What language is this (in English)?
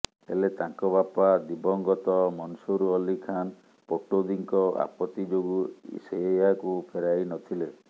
Odia